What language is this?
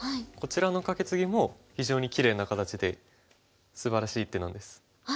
Japanese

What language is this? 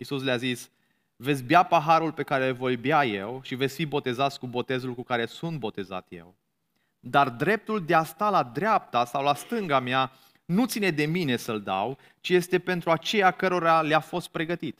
Romanian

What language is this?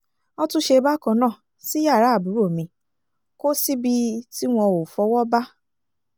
Yoruba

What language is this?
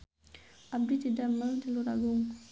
Sundanese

